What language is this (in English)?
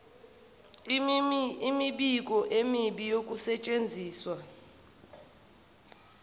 Zulu